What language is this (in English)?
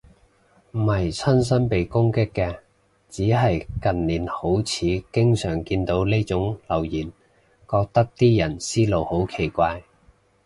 Cantonese